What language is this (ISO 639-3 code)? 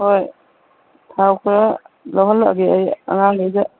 mni